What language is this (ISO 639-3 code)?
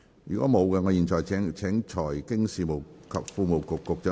yue